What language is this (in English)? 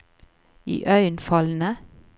Norwegian